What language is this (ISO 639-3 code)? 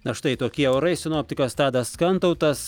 lit